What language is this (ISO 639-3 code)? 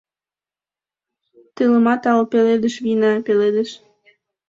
chm